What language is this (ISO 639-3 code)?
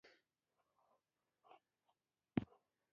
pus